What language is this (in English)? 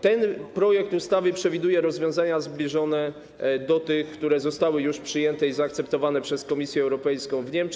Polish